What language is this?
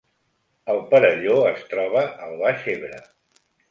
Catalan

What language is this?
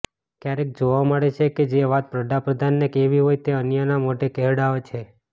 Gujarati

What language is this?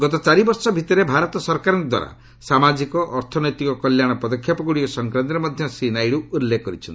Odia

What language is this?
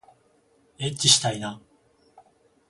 Japanese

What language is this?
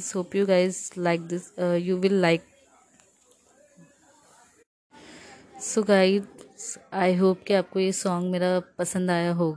Hindi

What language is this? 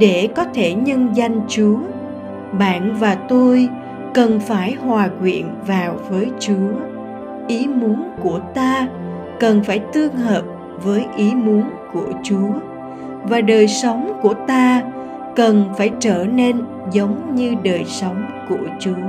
Vietnamese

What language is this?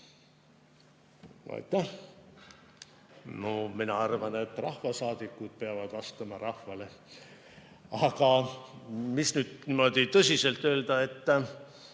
Estonian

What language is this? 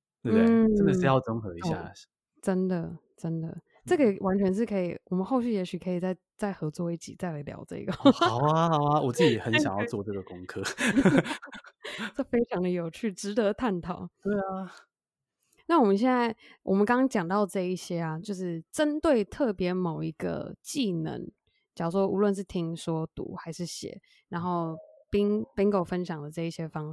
Chinese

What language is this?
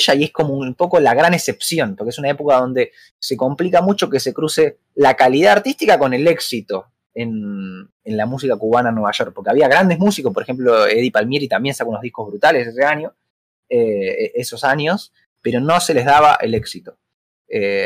Spanish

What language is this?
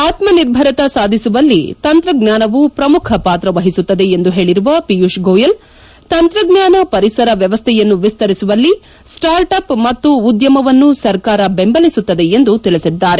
Kannada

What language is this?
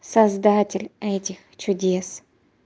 Russian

